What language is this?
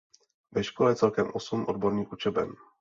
Czech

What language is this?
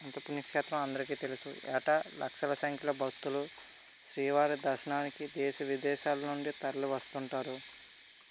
Telugu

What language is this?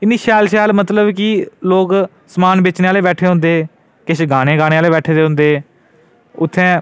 Dogri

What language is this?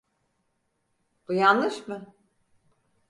Turkish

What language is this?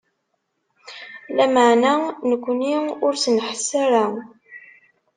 Kabyle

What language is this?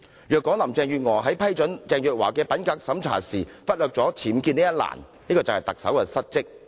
Cantonese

